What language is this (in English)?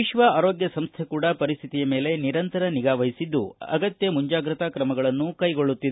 Kannada